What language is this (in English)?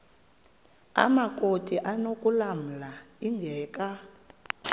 Xhosa